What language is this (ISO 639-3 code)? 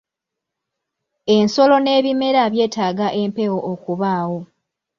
lug